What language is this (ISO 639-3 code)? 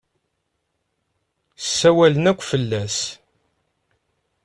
kab